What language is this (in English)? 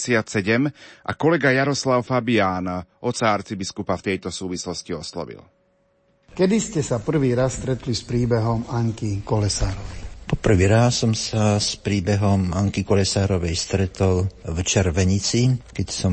Slovak